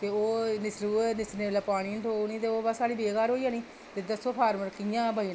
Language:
Dogri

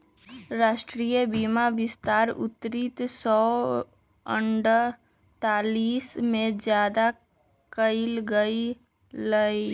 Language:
Magahi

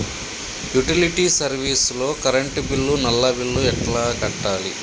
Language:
Telugu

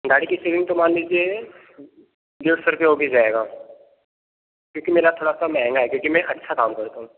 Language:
Hindi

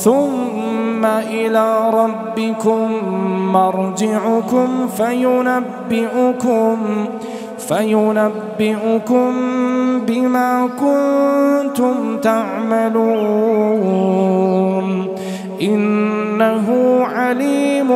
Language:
Arabic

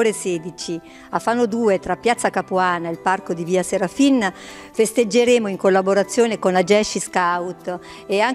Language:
Italian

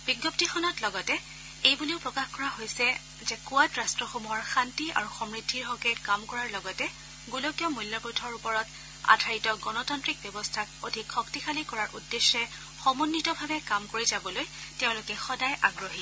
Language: Assamese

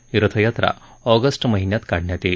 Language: Marathi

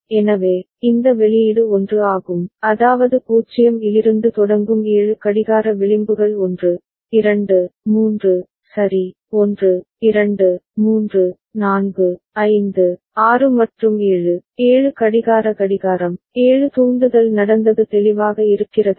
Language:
Tamil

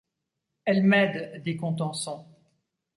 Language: French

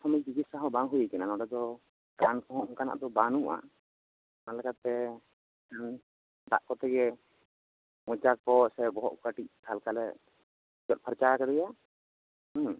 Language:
Santali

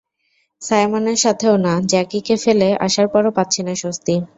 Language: Bangla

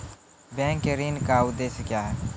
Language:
Maithili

